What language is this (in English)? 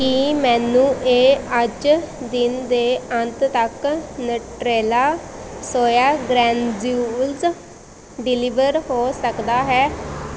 Punjabi